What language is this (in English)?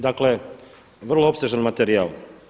Croatian